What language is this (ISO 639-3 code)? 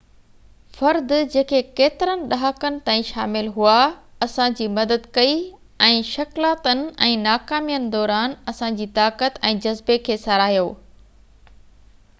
snd